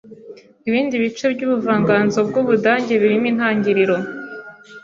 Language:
Kinyarwanda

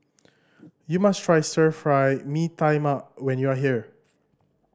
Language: English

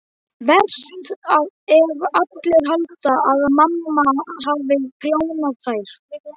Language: Icelandic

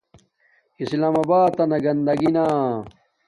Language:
Domaaki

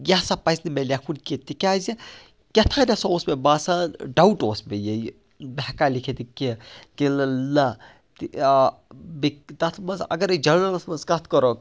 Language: Kashmiri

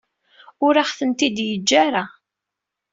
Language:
Kabyle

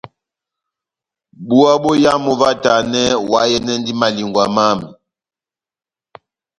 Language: Batanga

